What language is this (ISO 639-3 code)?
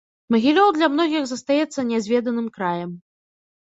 bel